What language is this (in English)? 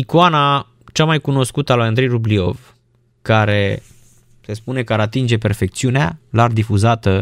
Romanian